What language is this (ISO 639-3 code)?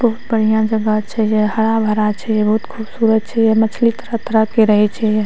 mai